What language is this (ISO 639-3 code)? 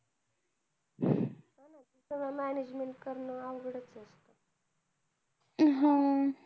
mar